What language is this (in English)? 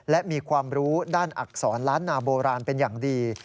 Thai